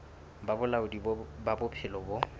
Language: Southern Sotho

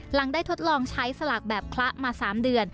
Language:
Thai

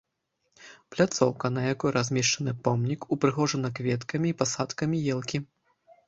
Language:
Belarusian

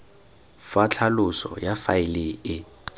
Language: Tswana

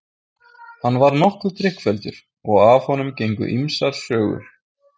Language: Icelandic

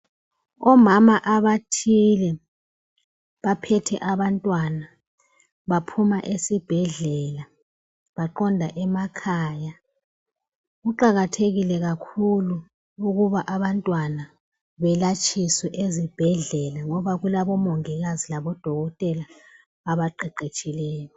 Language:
North Ndebele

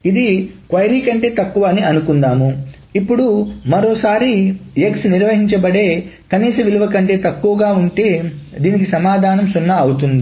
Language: Telugu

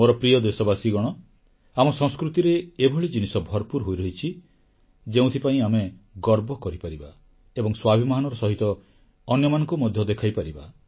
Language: Odia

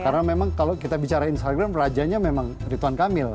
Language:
Indonesian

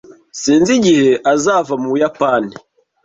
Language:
Kinyarwanda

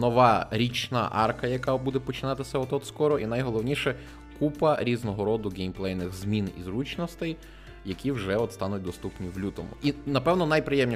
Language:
Ukrainian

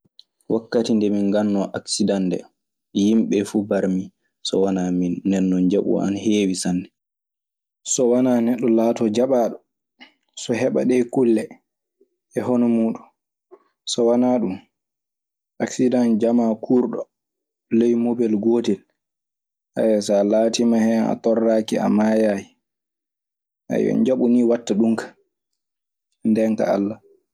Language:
Maasina Fulfulde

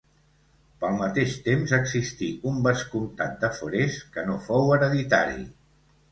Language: Catalan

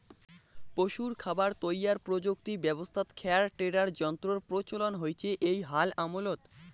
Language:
Bangla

